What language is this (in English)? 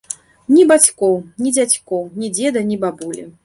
Belarusian